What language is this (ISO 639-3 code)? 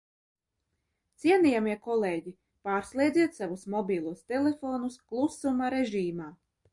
lav